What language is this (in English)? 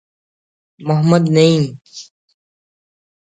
Brahui